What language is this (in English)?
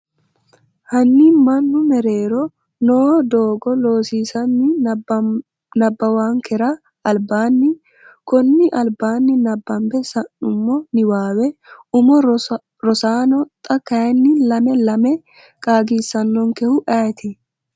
Sidamo